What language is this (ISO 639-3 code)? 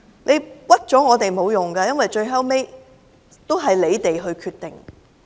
yue